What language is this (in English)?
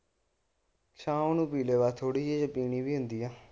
Punjabi